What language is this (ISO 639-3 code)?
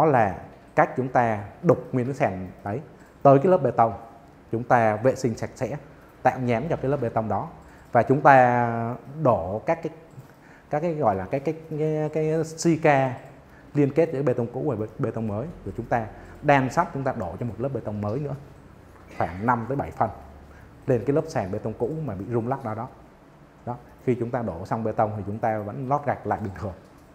vie